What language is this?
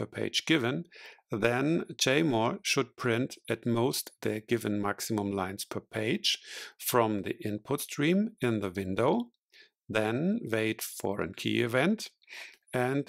German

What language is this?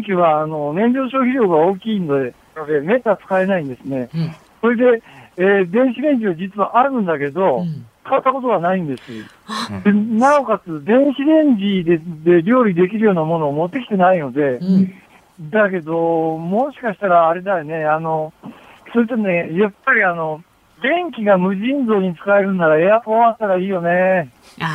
Japanese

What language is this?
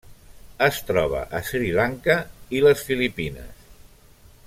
Catalan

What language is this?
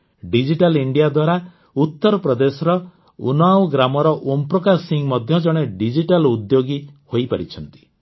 Odia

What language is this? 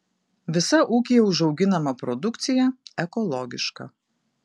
Lithuanian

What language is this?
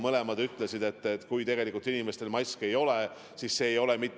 Estonian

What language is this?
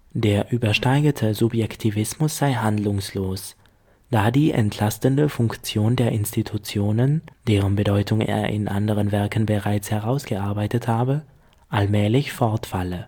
German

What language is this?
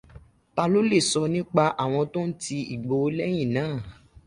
Yoruba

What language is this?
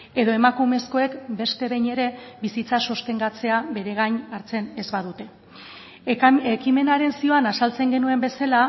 Basque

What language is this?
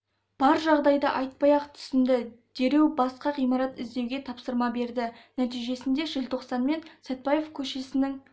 Kazakh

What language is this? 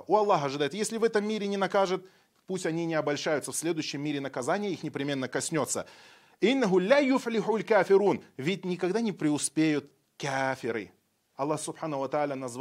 Russian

